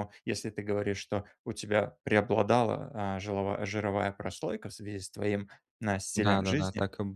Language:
Russian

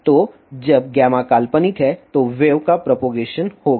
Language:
Hindi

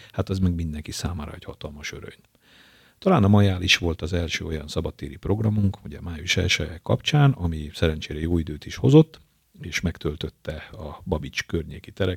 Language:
Hungarian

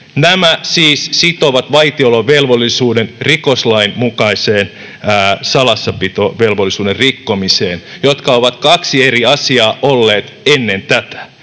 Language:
Finnish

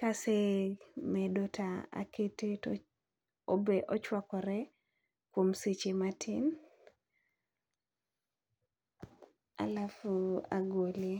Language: Luo (Kenya and Tanzania)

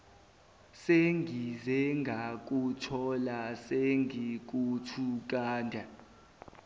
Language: Zulu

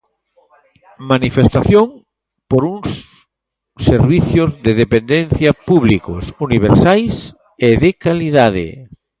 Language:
Galician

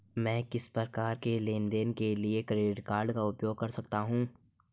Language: Hindi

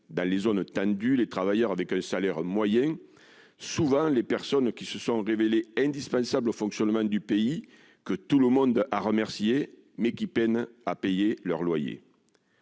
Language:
French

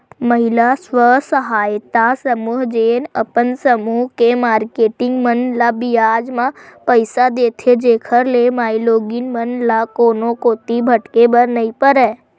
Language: Chhattisgarhi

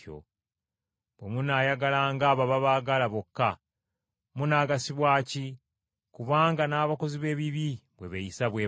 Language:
Ganda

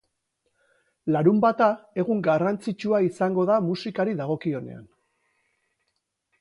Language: Basque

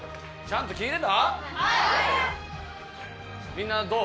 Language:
Japanese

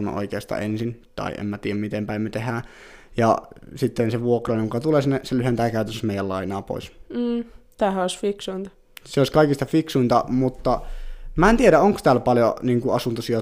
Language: Finnish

